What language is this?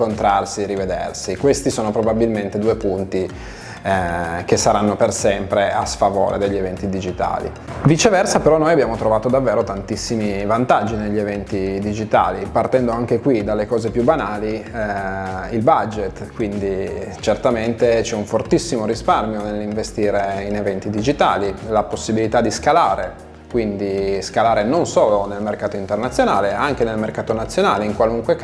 Italian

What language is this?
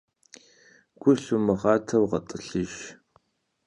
Kabardian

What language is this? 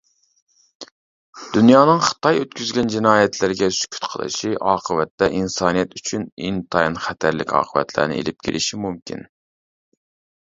Uyghur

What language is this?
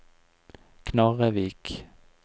Norwegian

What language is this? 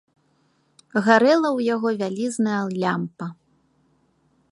Belarusian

